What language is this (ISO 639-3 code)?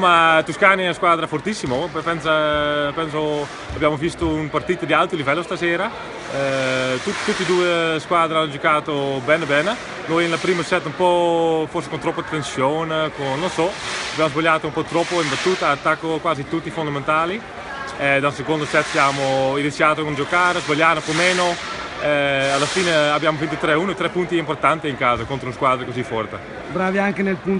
ita